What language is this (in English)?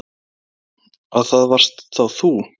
Icelandic